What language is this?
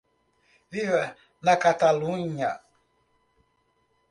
Portuguese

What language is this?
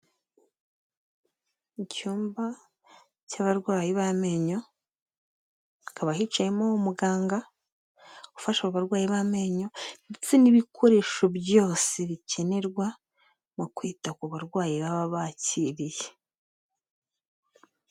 Kinyarwanda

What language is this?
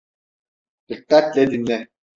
Turkish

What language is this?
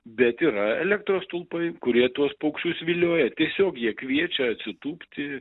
Lithuanian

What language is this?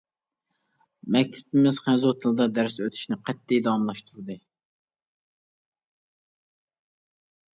Uyghur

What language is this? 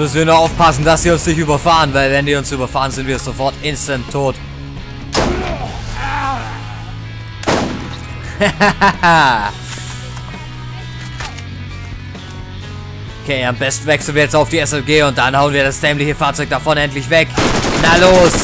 German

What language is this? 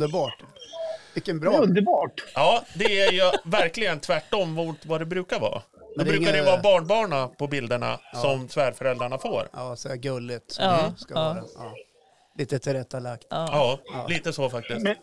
Swedish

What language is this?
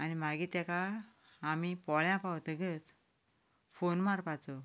Konkani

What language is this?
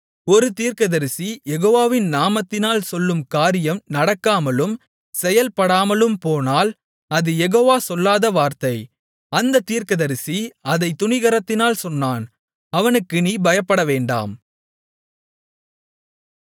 Tamil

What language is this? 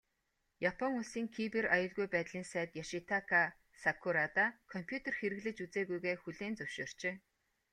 Mongolian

